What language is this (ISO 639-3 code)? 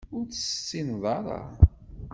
kab